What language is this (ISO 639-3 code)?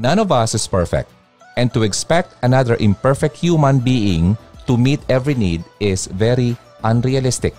fil